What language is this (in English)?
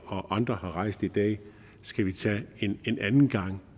Danish